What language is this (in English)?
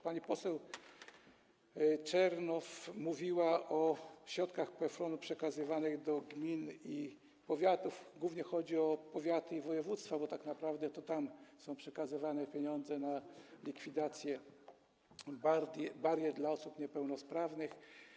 Polish